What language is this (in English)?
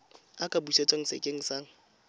Tswana